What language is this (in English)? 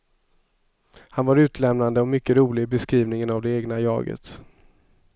Swedish